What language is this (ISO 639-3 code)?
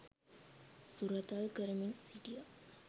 sin